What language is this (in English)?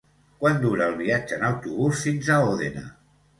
Catalan